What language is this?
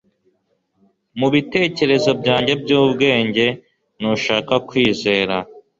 Kinyarwanda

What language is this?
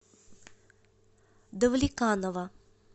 Russian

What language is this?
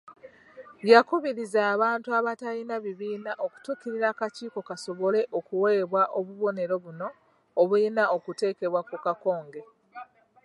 Ganda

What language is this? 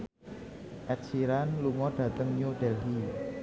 Javanese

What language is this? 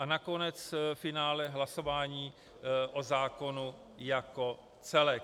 Czech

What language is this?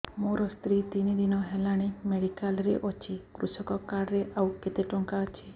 Odia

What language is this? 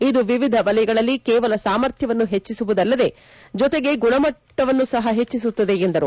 Kannada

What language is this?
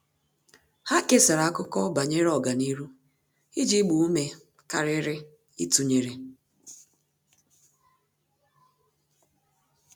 Igbo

